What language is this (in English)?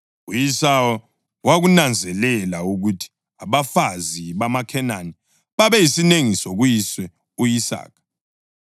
North Ndebele